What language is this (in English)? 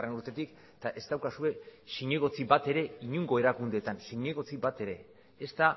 Basque